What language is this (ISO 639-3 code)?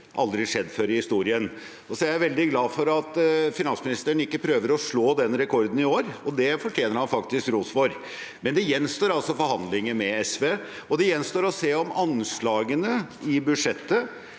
nor